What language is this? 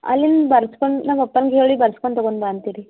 Kannada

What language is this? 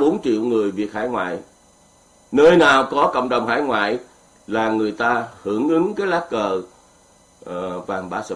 Vietnamese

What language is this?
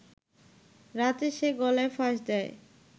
Bangla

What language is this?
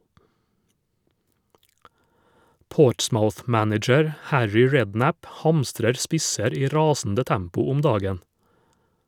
Norwegian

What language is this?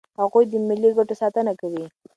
Pashto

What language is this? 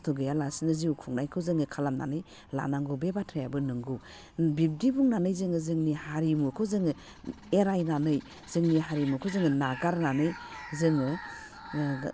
Bodo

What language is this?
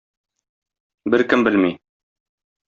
Tatar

